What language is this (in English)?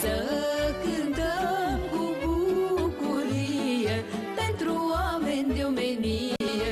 Romanian